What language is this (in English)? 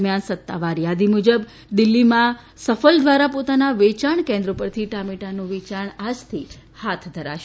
Gujarati